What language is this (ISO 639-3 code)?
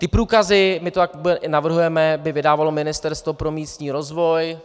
ces